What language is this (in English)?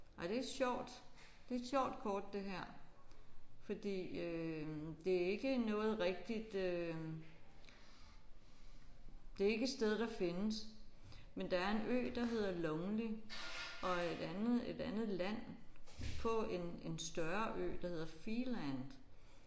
Danish